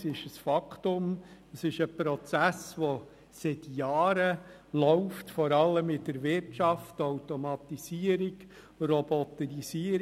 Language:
Swiss German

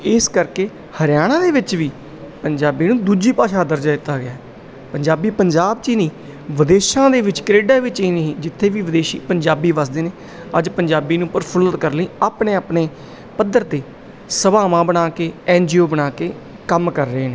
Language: Punjabi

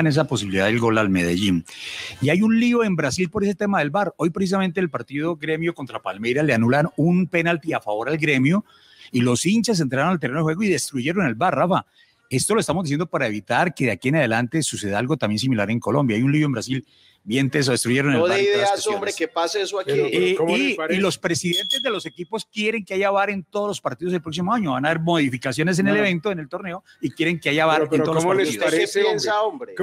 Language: Spanish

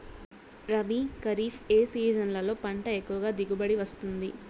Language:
Telugu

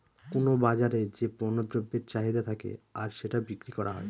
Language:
Bangla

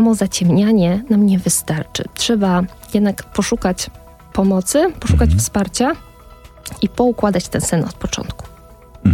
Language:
Polish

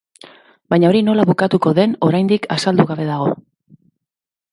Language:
Basque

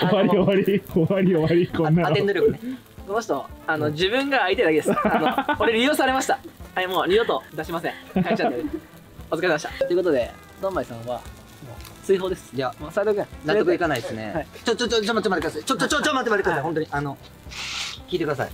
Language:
Japanese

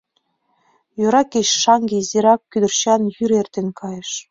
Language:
Mari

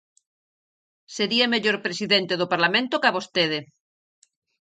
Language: Galician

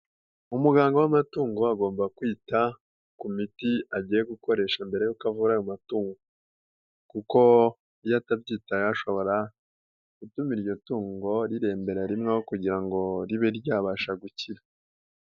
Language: Kinyarwanda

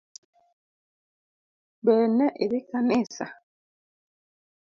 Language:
Luo (Kenya and Tanzania)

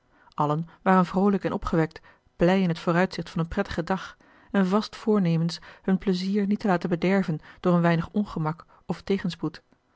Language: Dutch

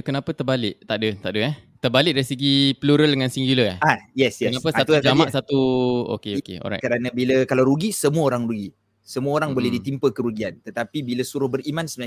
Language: Malay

